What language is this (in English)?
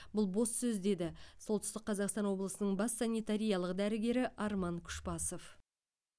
Kazakh